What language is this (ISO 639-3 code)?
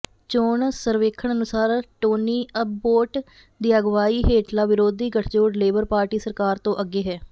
pan